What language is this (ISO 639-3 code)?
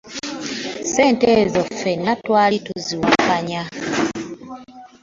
lug